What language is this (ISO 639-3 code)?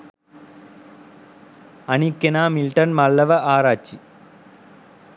sin